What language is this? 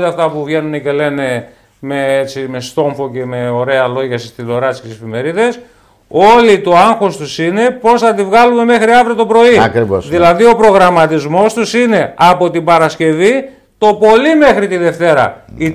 Greek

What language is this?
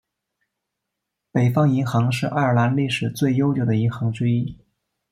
Chinese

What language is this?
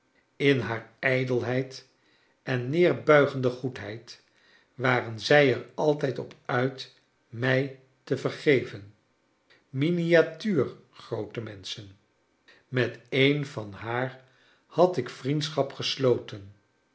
Dutch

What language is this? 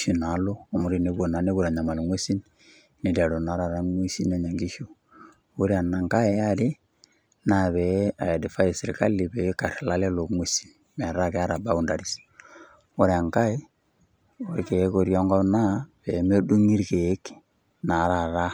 Masai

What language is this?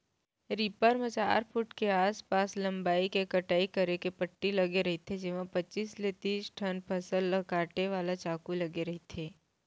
Chhattisgarhi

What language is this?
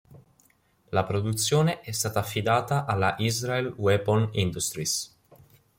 Italian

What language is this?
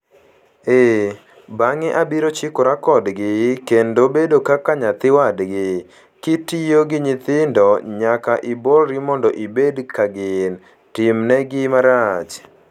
Luo (Kenya and Tanzania)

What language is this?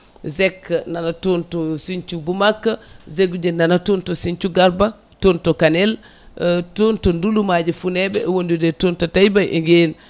Fula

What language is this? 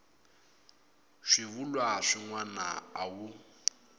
Tsonga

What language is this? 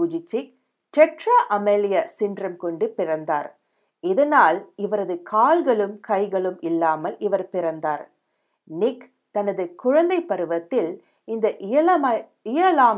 Tamil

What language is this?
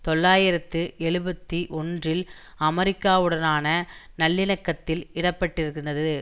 Tamil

